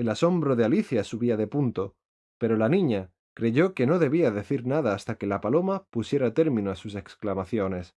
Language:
Spanish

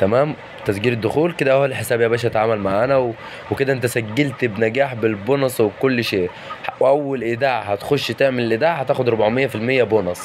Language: Arabic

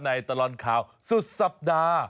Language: Thai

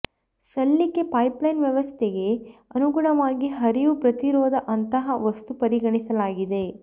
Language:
Kannada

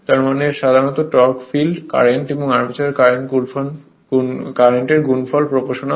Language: Bangla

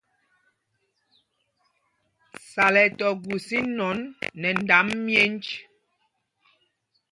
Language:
Mpumpong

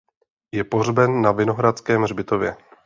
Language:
Czech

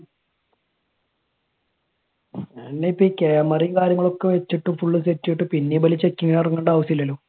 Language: Malayalam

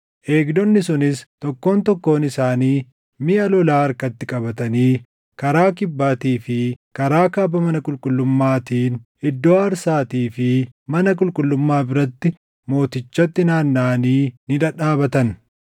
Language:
Oromo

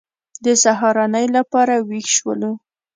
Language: Pashto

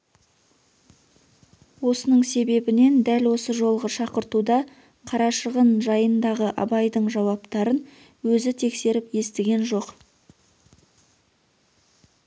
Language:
Kazakh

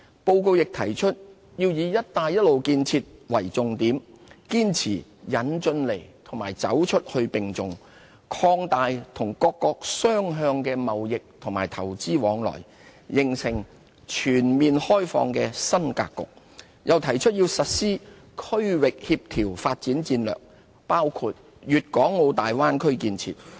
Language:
Cantonese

